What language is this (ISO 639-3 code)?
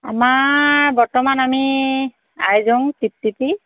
asm